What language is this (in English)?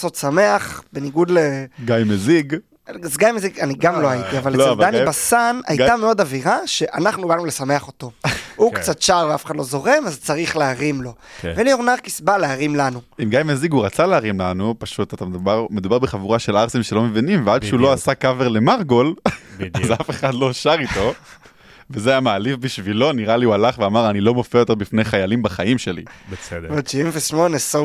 Hebrew